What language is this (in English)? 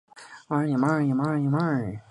Chinese